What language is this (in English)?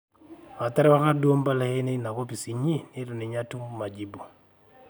Masai